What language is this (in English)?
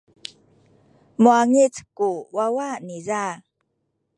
Sakizaya